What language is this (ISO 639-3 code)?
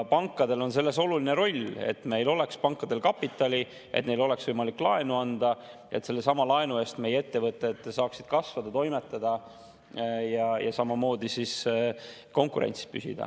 est